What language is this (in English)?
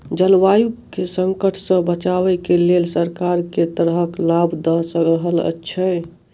Maithili